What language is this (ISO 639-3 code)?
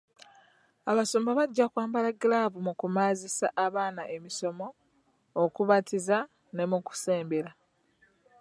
lug